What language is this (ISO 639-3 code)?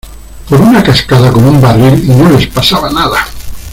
spa